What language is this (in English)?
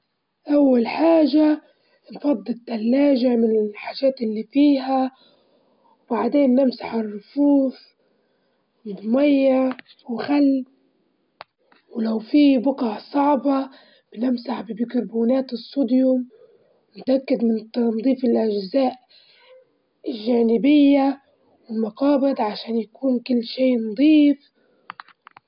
Libyan Arabic